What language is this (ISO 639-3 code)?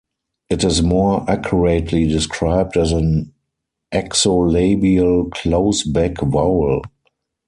eng